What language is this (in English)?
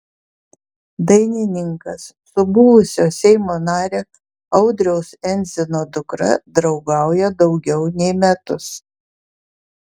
Lithuanian